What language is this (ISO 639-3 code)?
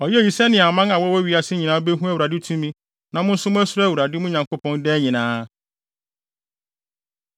aka